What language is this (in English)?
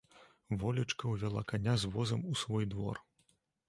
Belarusian